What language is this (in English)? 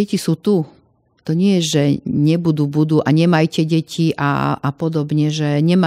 Slovak